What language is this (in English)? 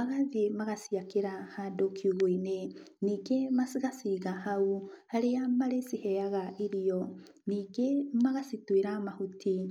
Kikuyu